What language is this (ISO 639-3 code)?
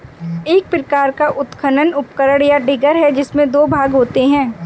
hin